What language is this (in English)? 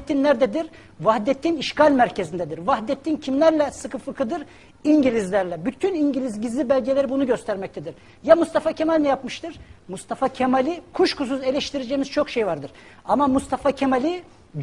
Turkish